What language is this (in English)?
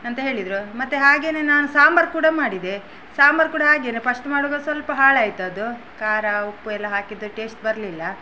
Kannada